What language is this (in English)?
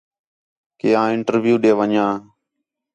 Khetrani